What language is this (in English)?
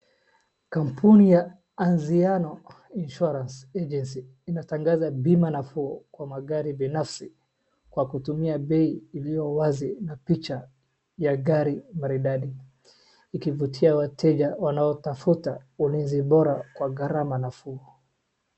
Swahili